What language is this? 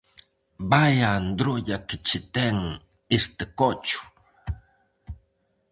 Galician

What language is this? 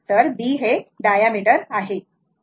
Marathi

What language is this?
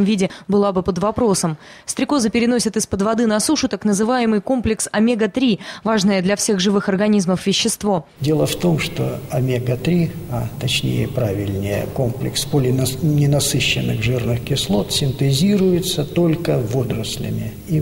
Russian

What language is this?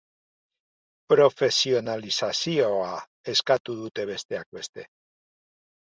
Basque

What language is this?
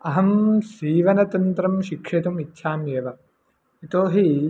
Sanskrit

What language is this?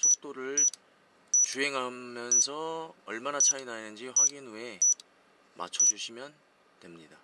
Korean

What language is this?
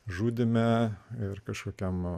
Lithuanian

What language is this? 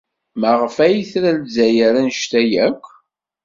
Kabyle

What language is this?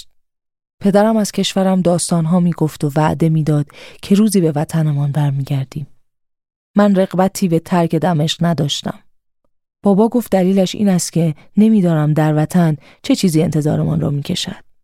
Persian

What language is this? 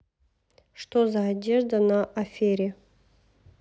Russian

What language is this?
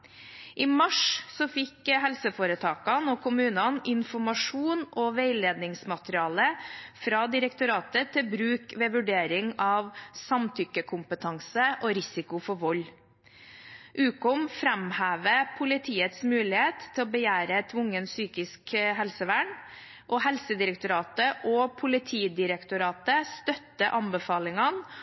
Norwegian Bokmål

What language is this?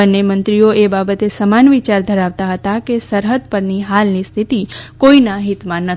Gujarati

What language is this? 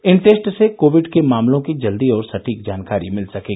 Hindi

